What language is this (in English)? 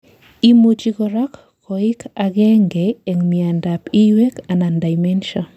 Kalenjin